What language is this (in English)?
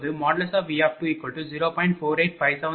Tamil